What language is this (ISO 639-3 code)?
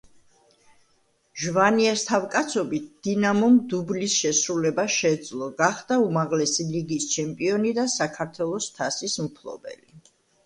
kat